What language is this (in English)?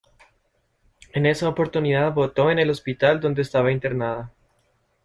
Spanish